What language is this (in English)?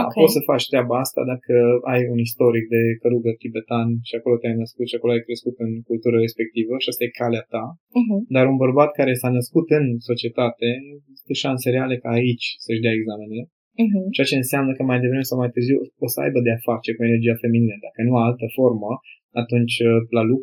Romanian